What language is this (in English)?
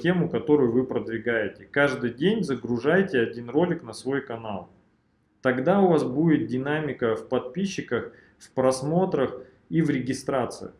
Russian